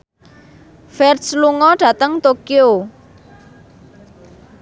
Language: Javanese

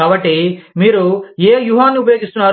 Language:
Telugu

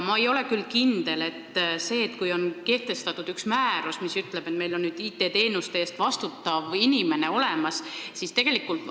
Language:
Estonian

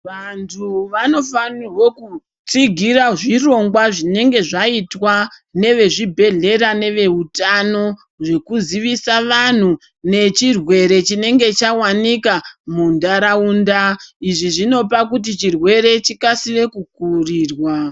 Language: Ndau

